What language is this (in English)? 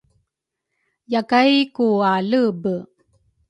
Rukai